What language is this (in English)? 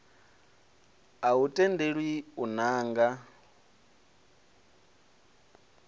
Venda